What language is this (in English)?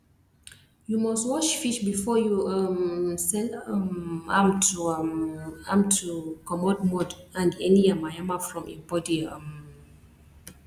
Nigerian Pidgin